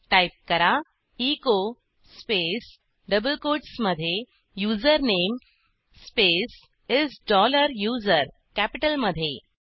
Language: Marathi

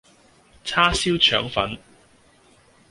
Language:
Cantonese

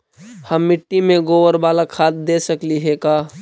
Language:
Magahi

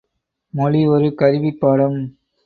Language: Tamil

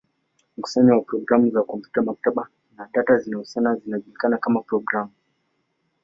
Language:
Swahili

